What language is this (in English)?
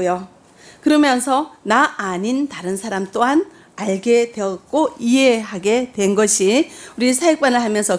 Korean